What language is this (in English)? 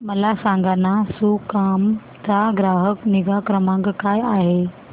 Marathi